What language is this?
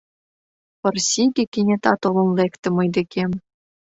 Mari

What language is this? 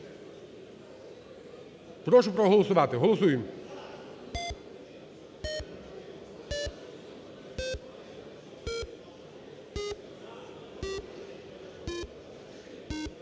Ukrainian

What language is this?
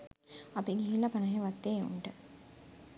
Sinhala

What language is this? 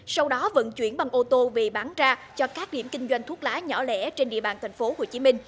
Vietnamese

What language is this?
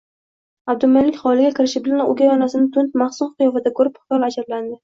Uzbek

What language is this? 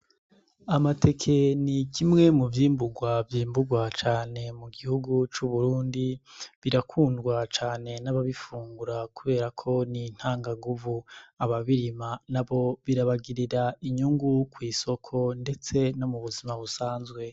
Rundi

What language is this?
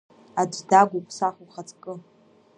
Abkhazian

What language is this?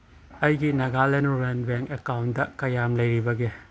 Manipuri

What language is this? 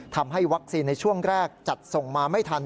Thai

